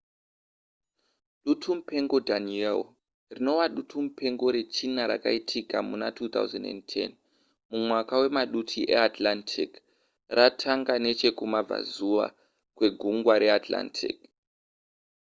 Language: Shona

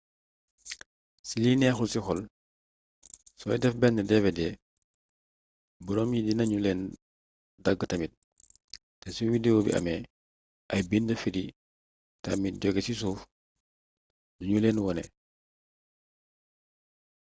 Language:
Wolof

